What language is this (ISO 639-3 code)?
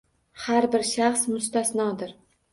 uzb